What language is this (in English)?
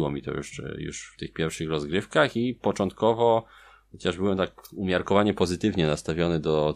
Polish